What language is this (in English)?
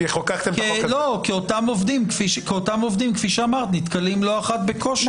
Hebrew